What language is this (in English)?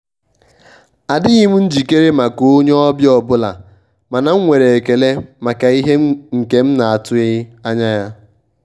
Igbo